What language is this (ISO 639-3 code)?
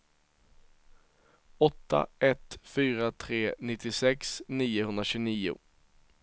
swe